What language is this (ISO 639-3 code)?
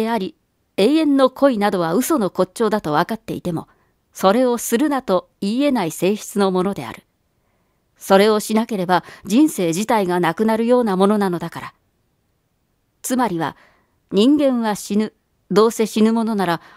jpn